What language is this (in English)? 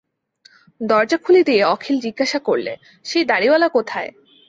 Bangla